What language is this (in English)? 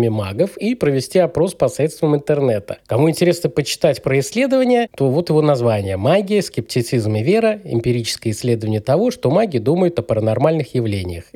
Russian